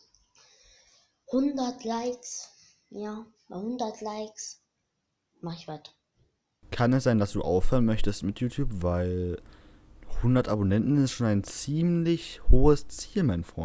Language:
German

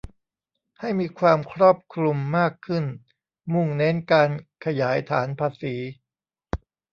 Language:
Thai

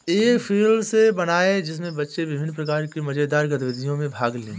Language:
Hindi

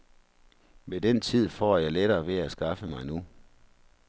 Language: Danish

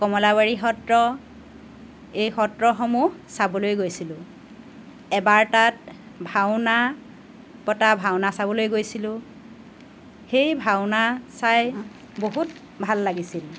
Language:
Assamese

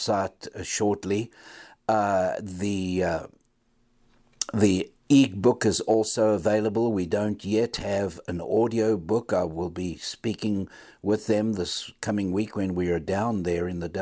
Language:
English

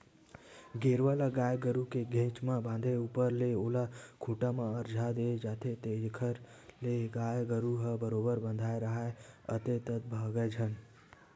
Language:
Chhattisgarhi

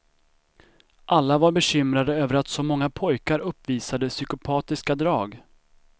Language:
Swedish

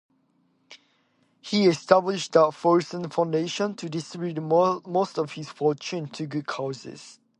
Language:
English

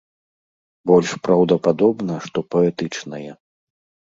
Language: Belarusian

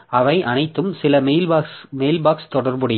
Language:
Tamil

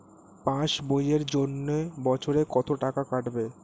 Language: Bangla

